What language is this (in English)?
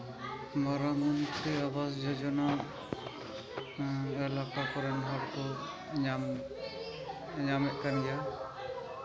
Santali